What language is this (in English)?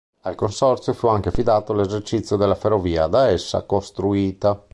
Italian